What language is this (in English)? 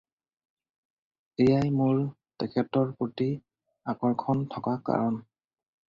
Assamese